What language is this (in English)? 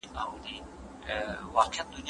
Pashto